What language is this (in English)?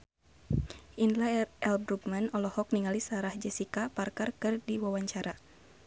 Sundanese